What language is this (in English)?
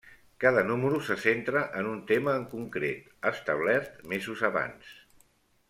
Catalan